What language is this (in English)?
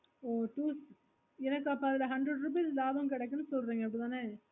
Tamil